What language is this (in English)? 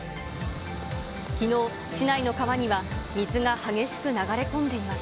Japanese